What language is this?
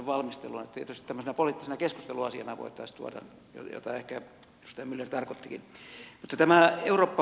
Finnish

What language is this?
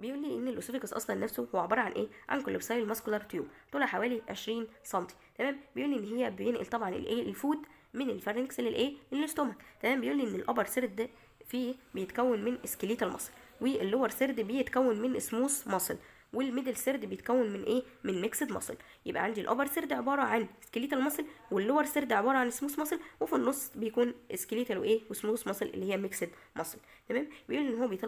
Arabic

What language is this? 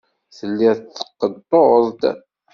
Kabyle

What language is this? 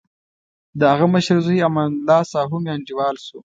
Pashto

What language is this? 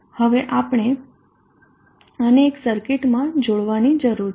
Gujarati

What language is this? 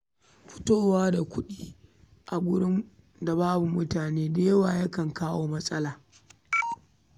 Hausa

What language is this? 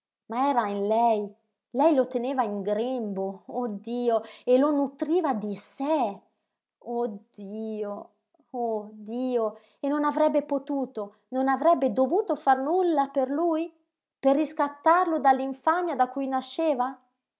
Italian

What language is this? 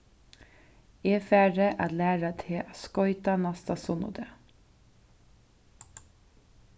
Faroese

